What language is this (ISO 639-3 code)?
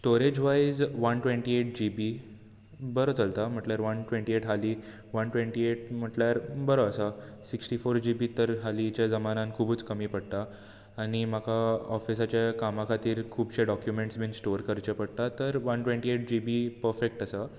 kok